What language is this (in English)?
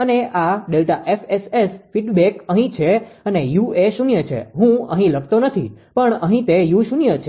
Gujarati